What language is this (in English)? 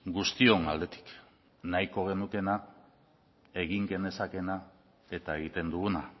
Basque